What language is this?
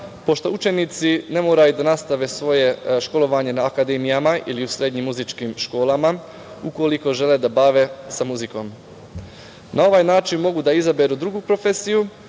Serbian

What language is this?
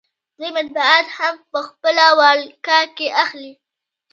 Pashto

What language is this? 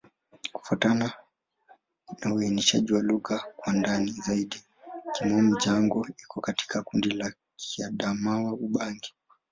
Swahili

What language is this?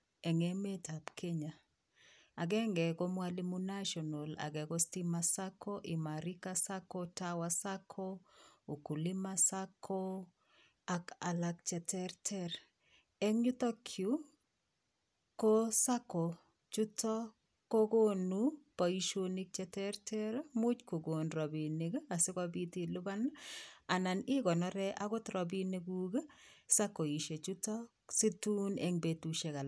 Kalenjin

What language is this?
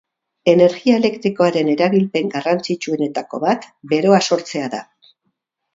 Basque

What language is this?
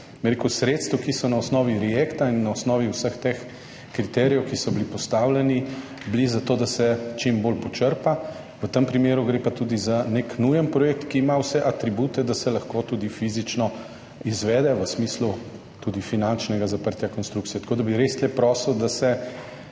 Slovenian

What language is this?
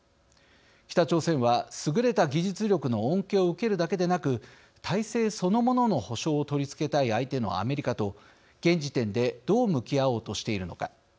Japanese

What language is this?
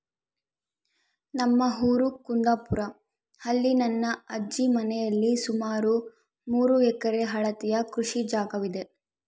Kannada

